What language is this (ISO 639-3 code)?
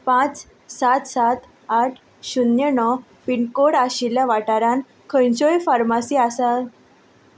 kok